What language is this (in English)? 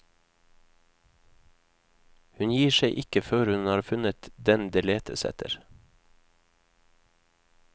Norwegian